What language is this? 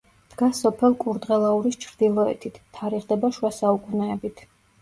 Georgian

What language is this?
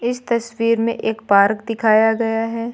Hindi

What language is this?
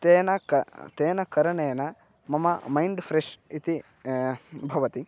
Sanskrit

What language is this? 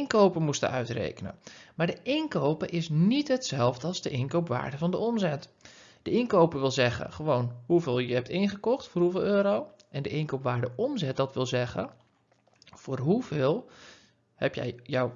Dutch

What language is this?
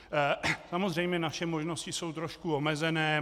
Czech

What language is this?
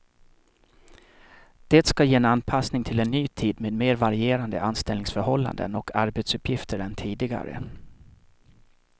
Swedish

